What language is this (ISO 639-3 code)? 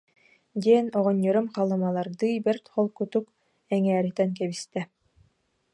sah